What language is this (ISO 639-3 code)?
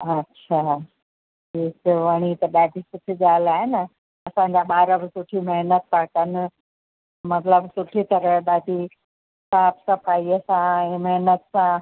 snd